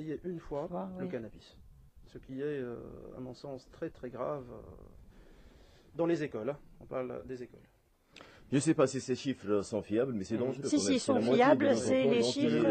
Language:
French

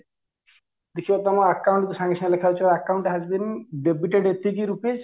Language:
Odia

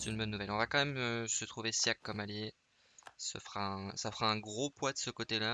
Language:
French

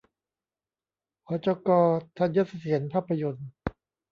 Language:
Thai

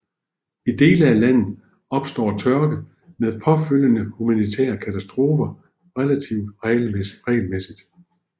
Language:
Danish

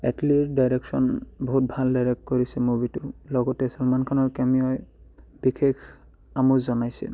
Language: Assamese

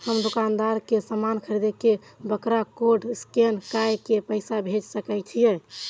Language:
Maithili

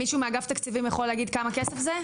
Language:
Hebrew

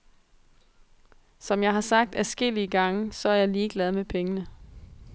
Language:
Danish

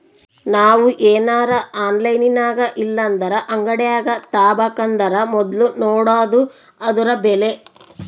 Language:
Kannada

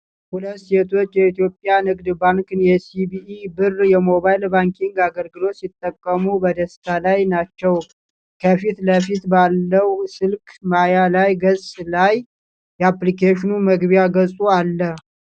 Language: Amharic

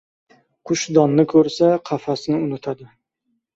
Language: Uzbek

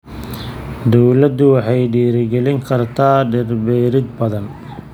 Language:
Somali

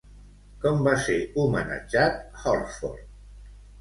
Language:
Catalan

